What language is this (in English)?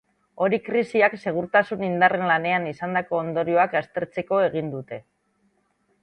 Basque